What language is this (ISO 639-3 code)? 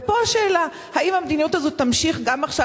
heb